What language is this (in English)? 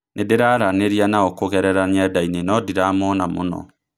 Kikuyu